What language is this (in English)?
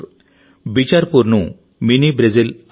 Telugu